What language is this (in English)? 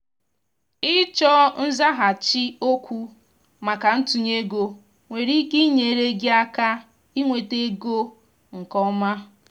Igbo